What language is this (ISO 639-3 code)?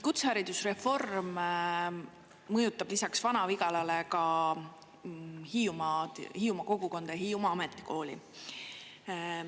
est